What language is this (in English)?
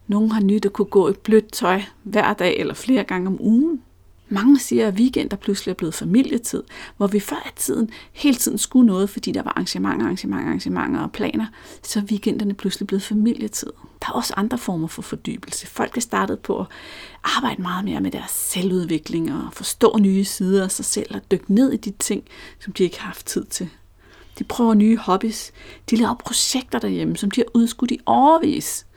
Danish